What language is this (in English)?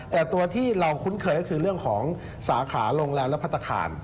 Thai